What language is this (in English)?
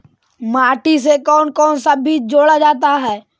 Magahi